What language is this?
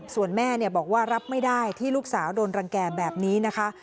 Thai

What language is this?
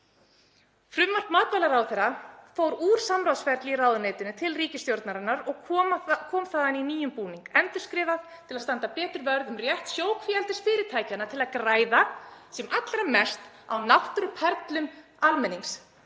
Icelandic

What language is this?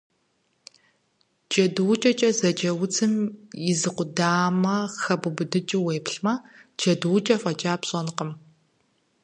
Kabardian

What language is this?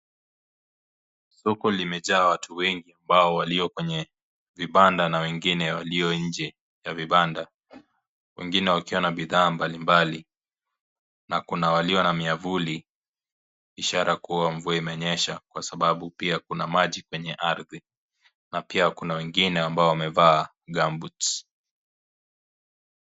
Swahili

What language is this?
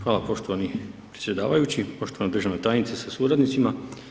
Croatian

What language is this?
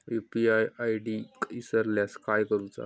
Marathi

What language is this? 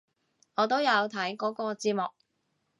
Cantonese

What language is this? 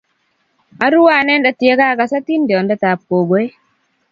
Kalenjin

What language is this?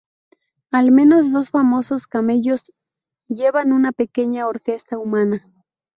Spanish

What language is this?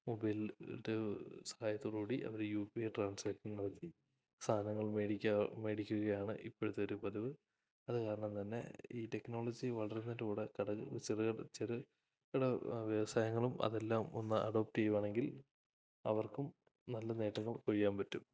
Malayalam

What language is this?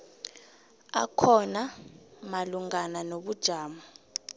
South Ndebele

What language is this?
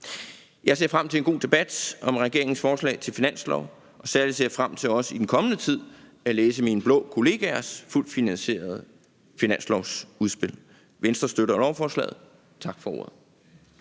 Danish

